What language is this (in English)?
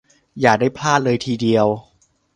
Thai